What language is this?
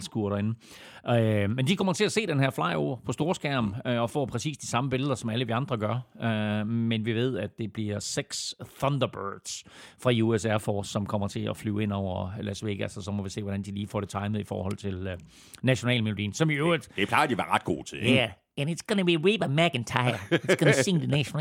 Danish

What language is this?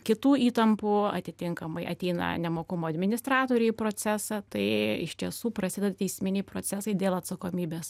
Lithuanian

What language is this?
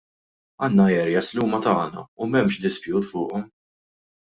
Maltese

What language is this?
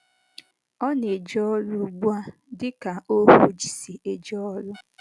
Igbo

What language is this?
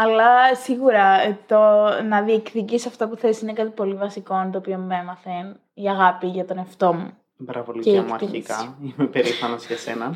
Greek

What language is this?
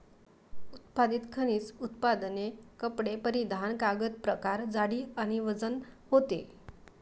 Marathi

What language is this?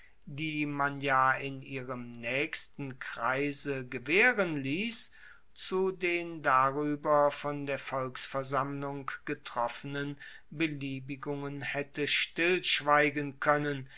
German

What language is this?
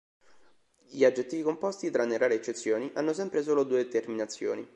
Italian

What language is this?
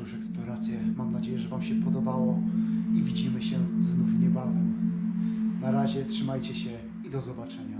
Polish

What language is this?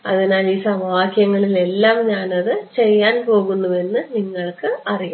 Malayalam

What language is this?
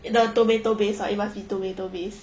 English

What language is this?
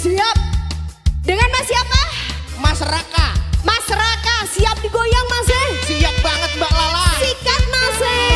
Indonesian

